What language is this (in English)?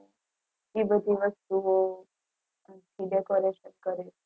Gujarati